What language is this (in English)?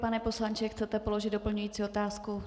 Czech